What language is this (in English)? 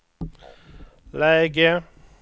Swedish